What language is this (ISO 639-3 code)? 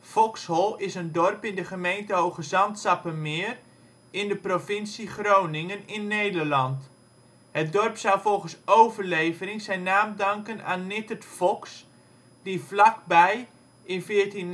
nld